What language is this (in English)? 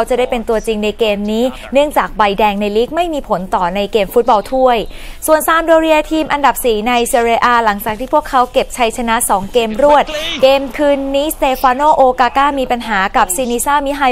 Thai